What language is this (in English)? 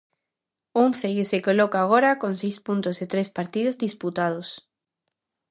Galician